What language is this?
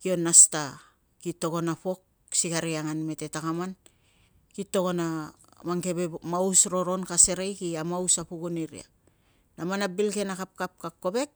Tungag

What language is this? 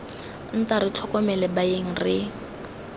Tswana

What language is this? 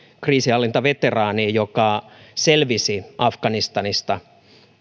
Finnish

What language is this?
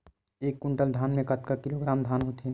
Chhattisgarhi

